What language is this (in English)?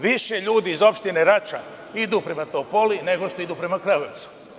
Serbian